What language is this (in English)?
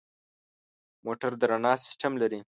Pashto